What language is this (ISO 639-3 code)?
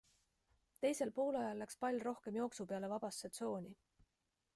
est